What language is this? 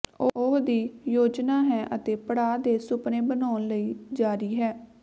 Punjabi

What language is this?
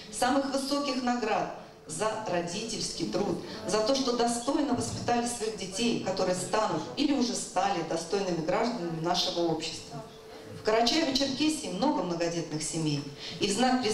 Russian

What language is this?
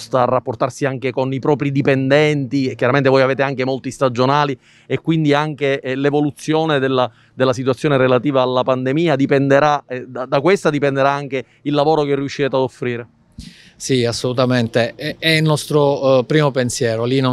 Italian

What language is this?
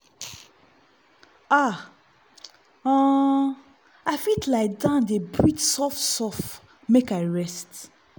Nigerian Pidgin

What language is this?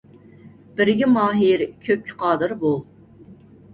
Uyghur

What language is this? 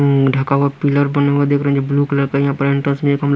Hindi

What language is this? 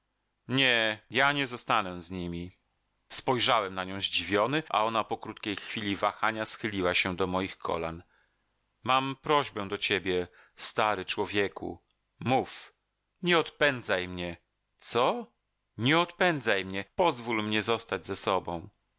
Polish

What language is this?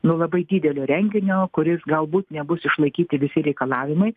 Lithuanian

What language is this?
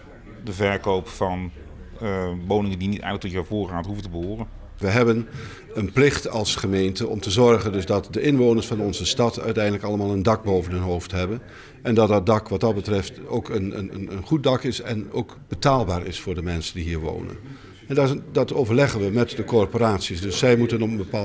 Dutch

